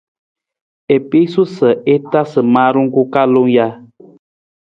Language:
Nawdm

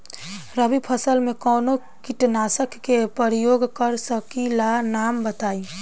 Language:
Bhojpuri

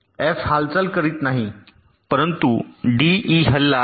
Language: Marathi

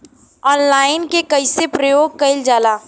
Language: Bhojpuri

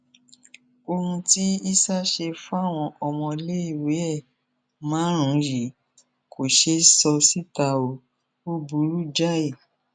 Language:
Yoruba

